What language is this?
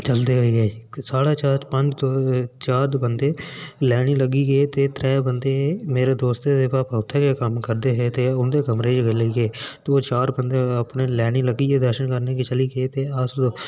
Dogri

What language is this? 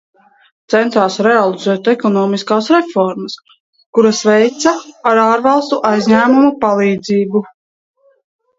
Latvian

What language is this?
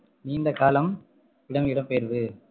Tamil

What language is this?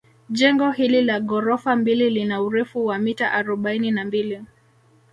Swahili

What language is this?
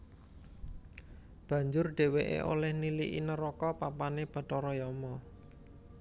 Javanese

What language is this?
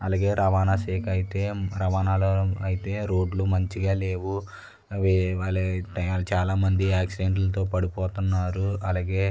Telugu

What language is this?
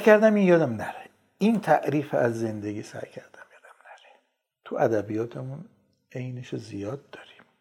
Persian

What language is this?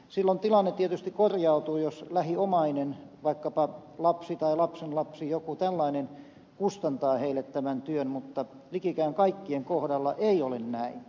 Finnish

